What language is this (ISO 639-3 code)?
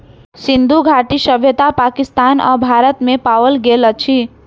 mai